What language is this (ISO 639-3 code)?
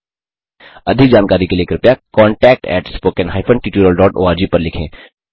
hin